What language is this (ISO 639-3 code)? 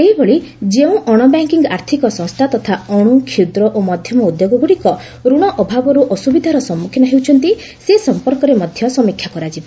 ori